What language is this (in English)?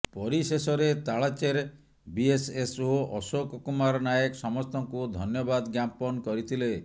Odia